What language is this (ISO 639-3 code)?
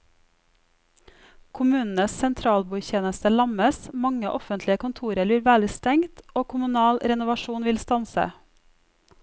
nor